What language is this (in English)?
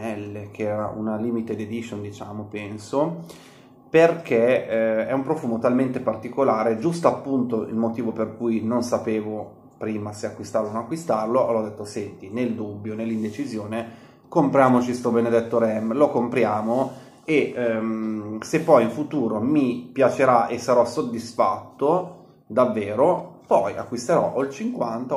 Italian